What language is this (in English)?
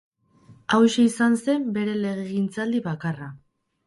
Basque